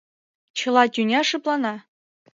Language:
Mari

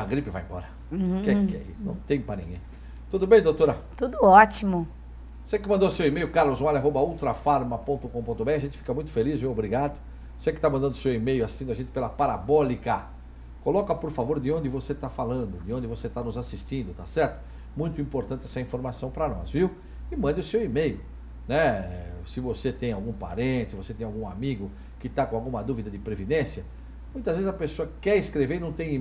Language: Portuguese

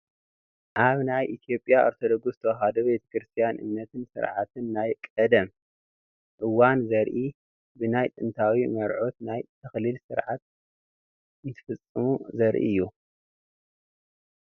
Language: Tigrinya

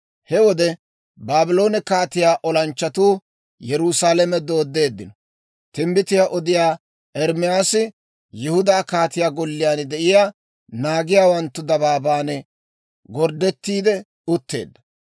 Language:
Dawro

